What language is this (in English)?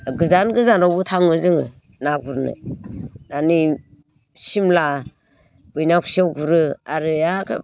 Bodo